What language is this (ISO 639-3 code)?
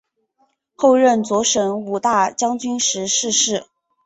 zho